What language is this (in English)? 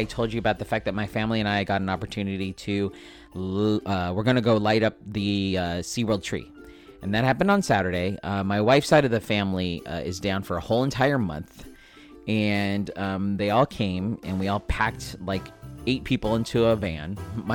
English